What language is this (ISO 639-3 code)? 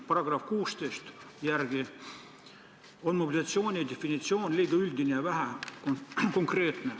est